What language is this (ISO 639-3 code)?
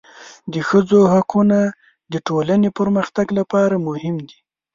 pus